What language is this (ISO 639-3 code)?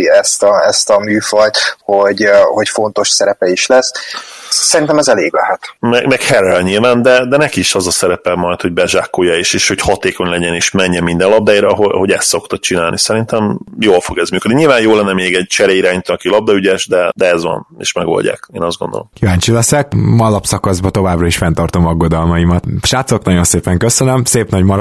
hun